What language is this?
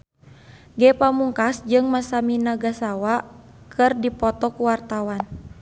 Sundanese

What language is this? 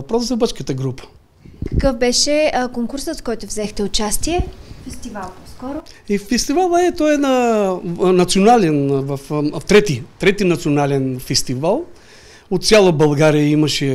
Bulgarian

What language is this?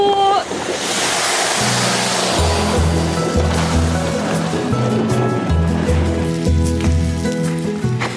Welsh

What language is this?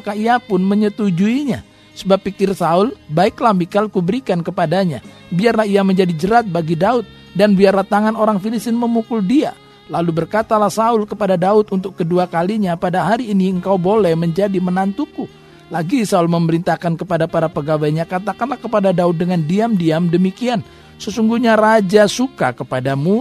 Indonesian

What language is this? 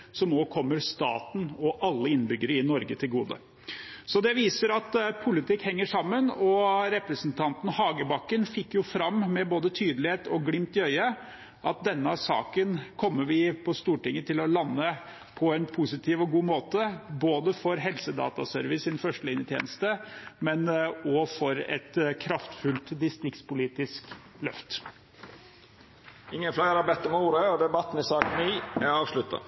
Norwegian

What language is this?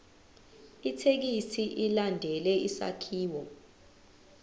Zulu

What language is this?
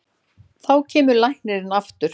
Icelandic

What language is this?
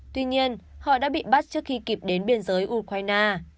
Vietnamese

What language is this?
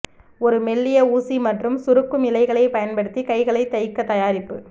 Tamil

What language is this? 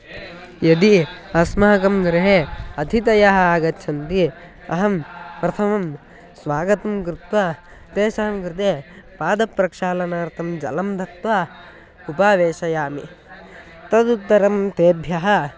Sanskrit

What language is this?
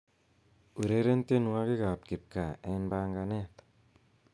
Kalenjin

